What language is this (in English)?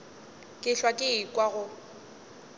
Northern Sotho